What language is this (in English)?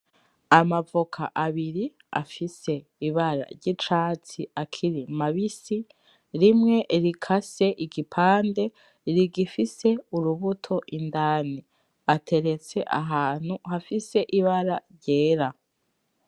Rundi